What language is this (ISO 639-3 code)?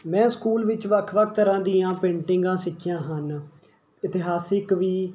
pan